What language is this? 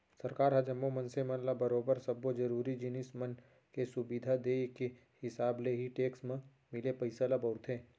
Chhattisgarhi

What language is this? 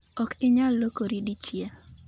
Luo (Kenya and Tanzania)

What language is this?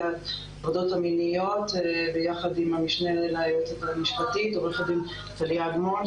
Hebrew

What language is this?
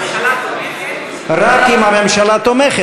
Hebrew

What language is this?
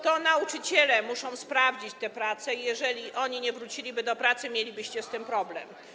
Polish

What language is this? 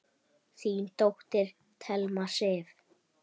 Icelandic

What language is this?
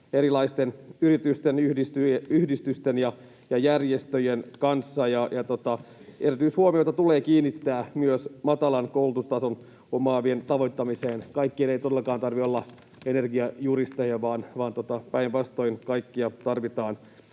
Finnish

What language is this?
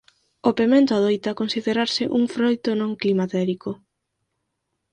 Galician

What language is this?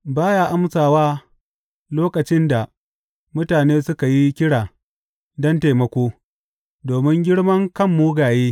Hausa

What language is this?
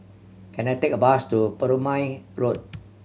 English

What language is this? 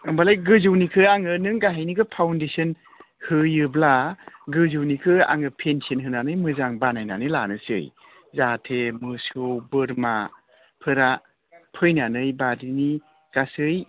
Bodo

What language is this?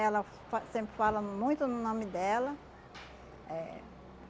Portuguese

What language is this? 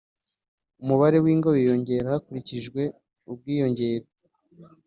Kinyarwanda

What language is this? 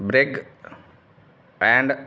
Punjabi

